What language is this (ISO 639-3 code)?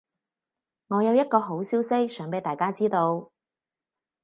yue